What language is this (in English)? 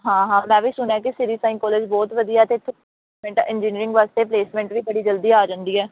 Punjabi